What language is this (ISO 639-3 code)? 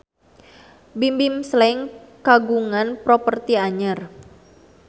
sun